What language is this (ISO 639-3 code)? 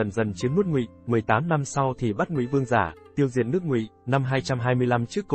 vie